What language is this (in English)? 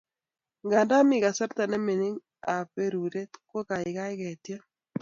Kalenjin